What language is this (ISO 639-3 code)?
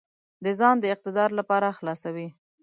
pus